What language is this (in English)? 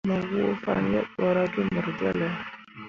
Mundang